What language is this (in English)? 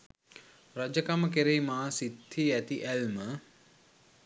Sinhala